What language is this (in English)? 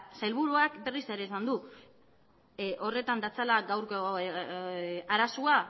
Basque